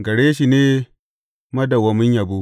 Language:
Hausa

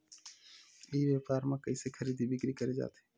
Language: Chhattisgarhi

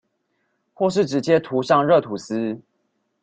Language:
Chinese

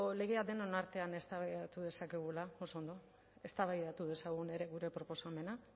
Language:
Basque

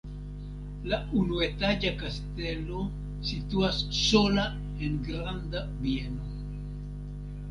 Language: Esperanto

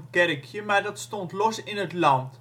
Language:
Dutch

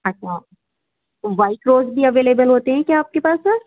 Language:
Urdu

